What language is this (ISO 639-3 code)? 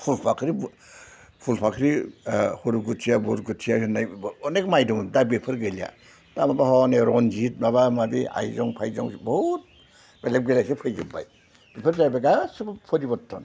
brx